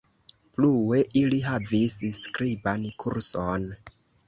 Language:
Esperanto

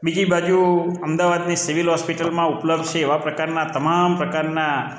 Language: Gujarati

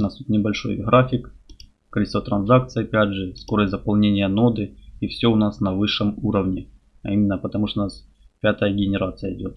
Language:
Russian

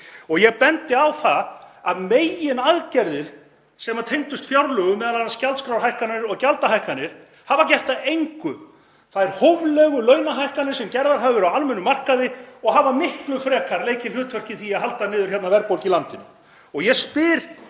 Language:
Icelandic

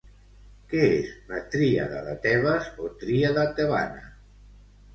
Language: Catalan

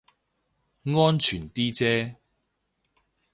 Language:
Cantonese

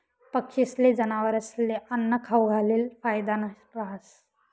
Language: Marathi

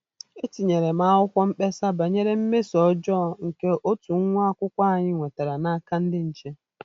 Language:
Igbo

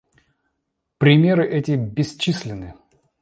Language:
Russian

